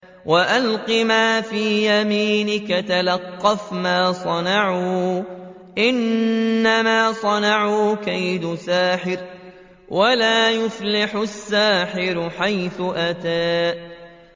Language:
Arabic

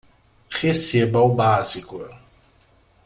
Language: Portuguese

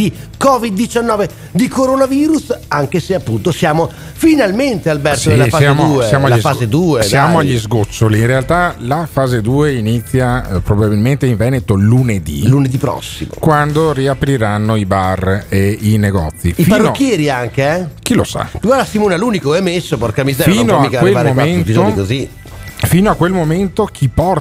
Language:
Italian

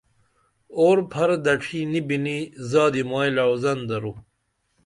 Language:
Dameli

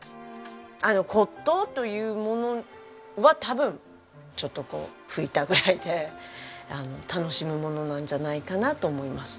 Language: Japanese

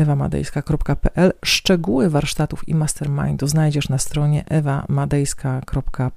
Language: Polish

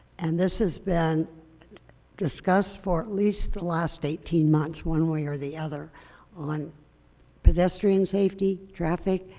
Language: English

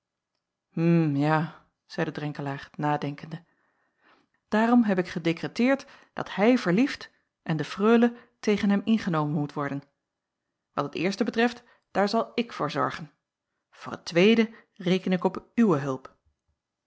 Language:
Dutch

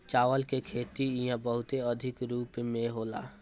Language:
Bhojpuri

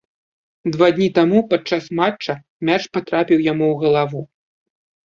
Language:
Belarusian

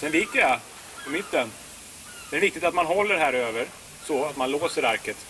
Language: Swedish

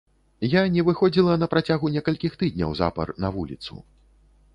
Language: Belarusian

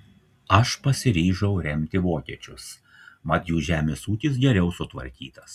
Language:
Lithuanian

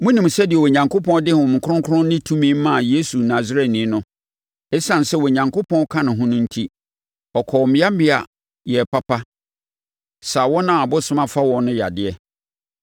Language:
Akan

